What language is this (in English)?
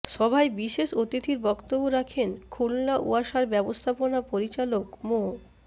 Bangla